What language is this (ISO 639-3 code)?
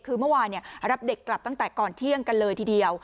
tha